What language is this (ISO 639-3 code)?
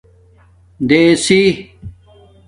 dmk